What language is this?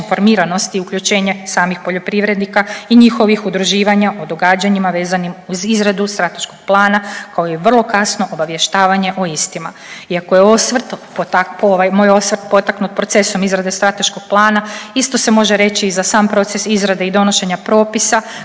Croatian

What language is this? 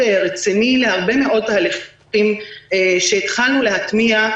Hebrew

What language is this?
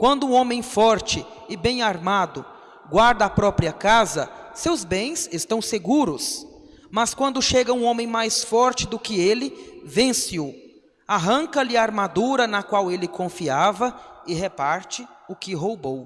Portuguese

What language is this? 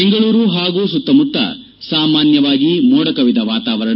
Kannada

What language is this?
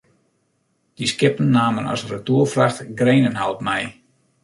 Western Frisian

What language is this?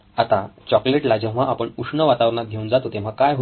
Marathi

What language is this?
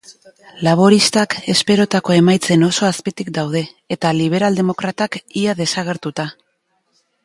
Basque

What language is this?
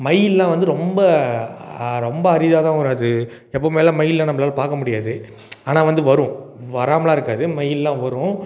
Tamil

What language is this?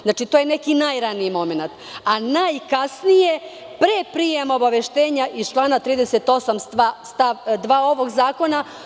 Serbian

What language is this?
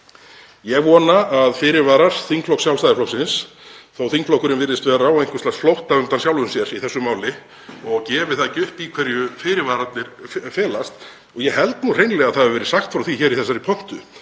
Icelandic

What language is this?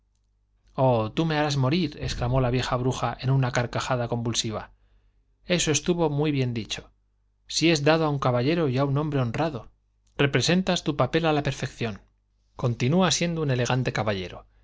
Spanish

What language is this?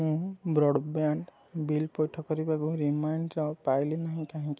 Odia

